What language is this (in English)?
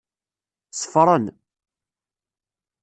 Kabyle